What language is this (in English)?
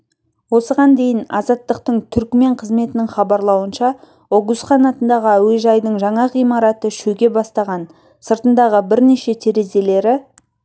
Kazakh